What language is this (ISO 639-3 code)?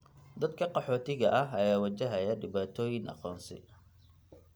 som